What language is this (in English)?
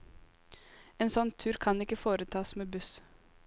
Norwegian